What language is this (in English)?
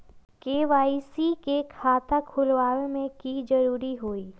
Magahi